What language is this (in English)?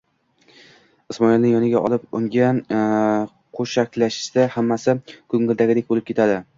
Uzbek